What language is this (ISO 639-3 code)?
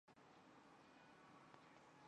zho